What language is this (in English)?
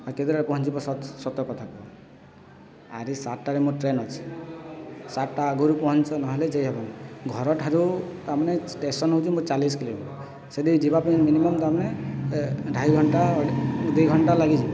Odia